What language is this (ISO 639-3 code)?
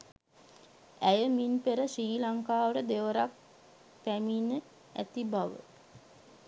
sin